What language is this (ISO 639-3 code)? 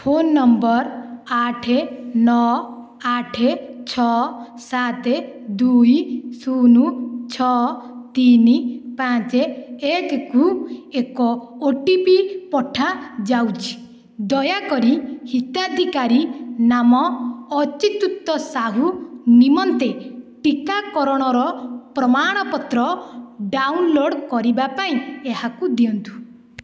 ori